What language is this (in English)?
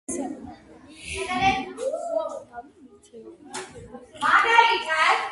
Georgian